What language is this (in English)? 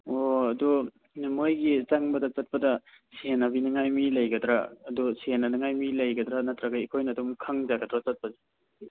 Manipuri